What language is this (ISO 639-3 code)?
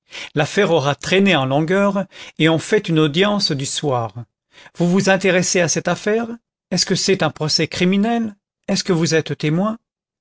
fra